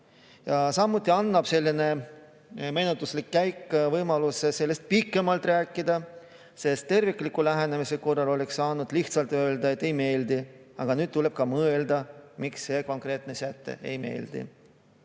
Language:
Estonian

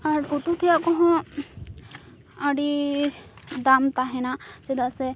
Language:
Santali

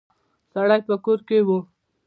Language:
Pashto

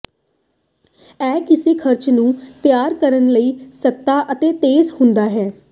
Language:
Punjabi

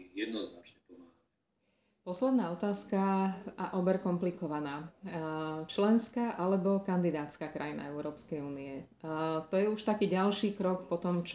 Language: Slovak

